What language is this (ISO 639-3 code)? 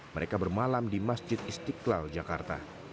ind